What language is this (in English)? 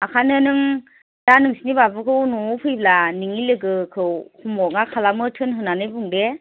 Bodo